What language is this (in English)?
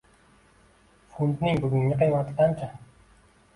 Uzbek